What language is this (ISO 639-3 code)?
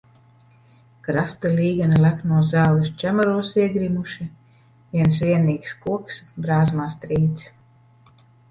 lav